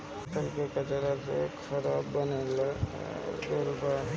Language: Bhojpuri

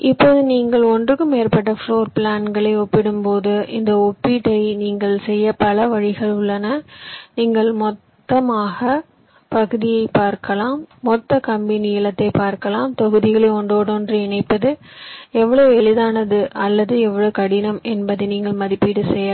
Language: Tamil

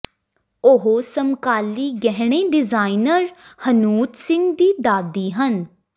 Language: Punjabi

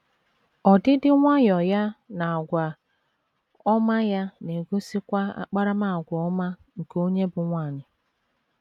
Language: Igbo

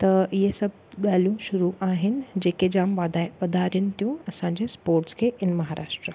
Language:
Sindhi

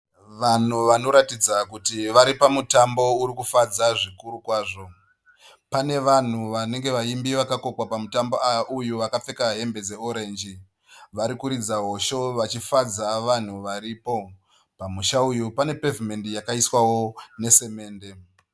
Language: Shona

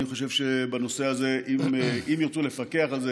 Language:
Hebrew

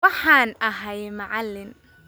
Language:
Somali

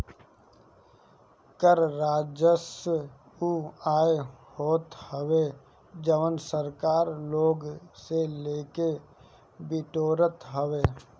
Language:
Bhojpuri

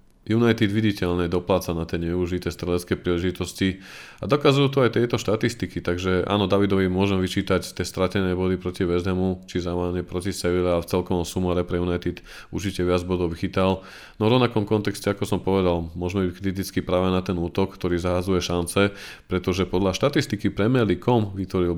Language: Slovak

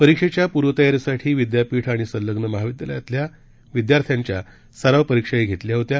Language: Marathi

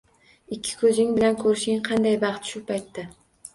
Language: Uzbek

